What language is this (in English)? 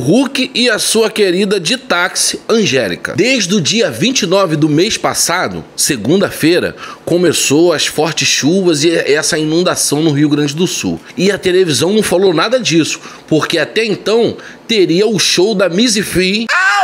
Portuguese